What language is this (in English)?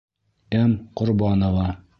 Bashkir